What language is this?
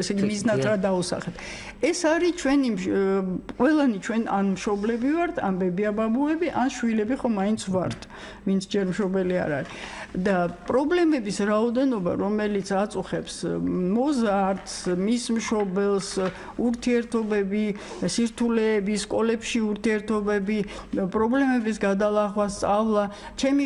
Romanian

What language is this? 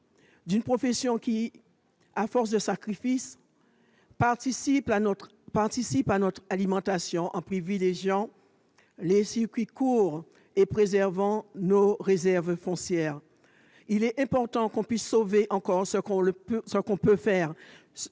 French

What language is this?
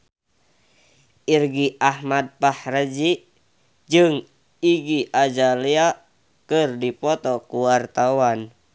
Sundanese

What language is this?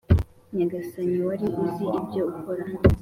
Kinyarwanda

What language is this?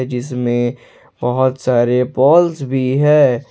Hindi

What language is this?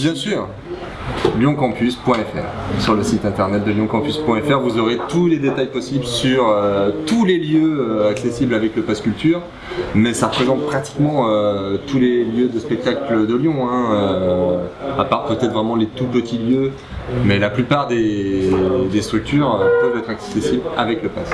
French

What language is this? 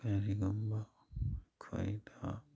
Manipuri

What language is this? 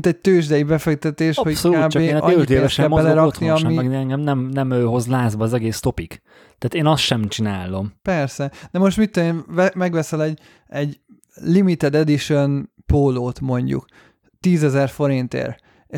Hungarian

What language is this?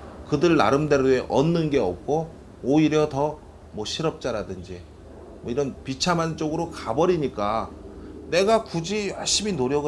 Korean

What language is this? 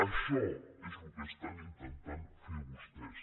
Catalan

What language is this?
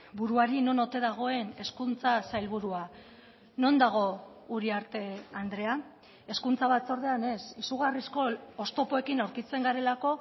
Basque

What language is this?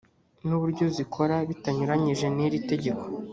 Kinyarwanda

